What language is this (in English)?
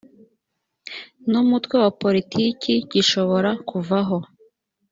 Kinyarwanda